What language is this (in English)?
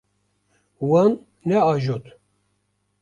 Kurdish